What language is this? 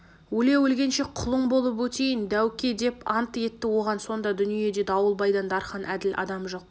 Kazakh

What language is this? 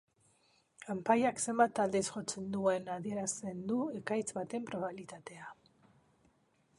Basque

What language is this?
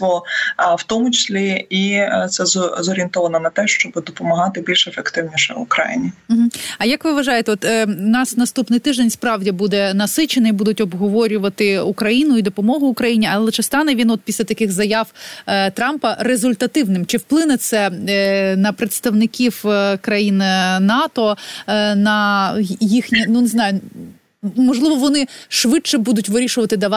Ukrainian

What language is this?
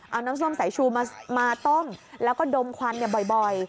Thai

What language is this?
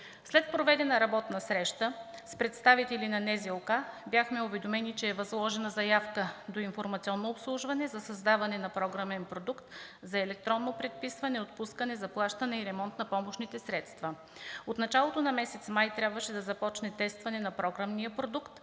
Bulgarian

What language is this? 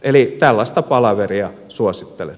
Finnish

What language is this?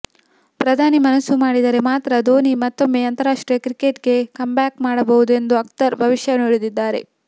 Kannada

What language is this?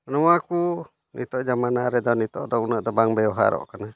Santali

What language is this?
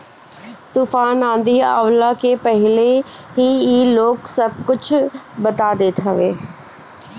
Bhojpuri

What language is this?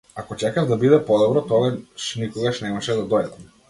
Macedonian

